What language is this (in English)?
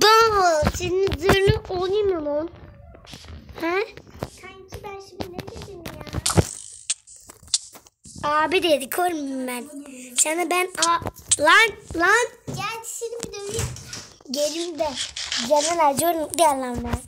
Turkish